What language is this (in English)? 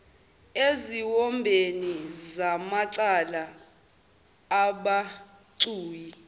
Zulu